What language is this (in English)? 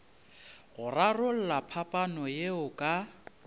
Northern Sotho